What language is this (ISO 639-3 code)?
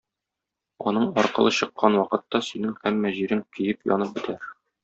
tat